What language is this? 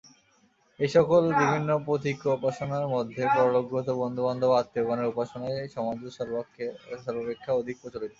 Bangla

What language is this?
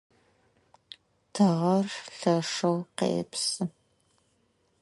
Adyghe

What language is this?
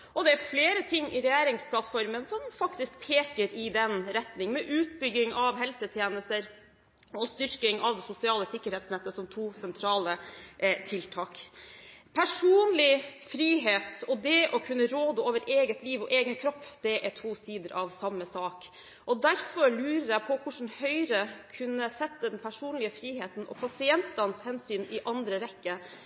Norwegian Bokmål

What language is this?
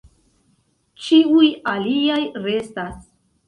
Esperanto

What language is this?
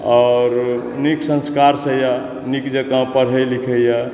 Maithili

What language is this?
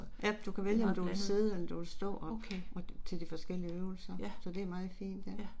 Danish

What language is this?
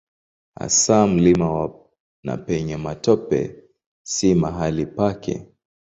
Swahili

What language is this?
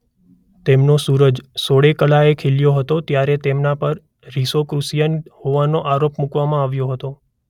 Gujarati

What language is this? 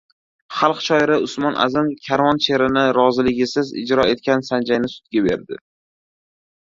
Uzbek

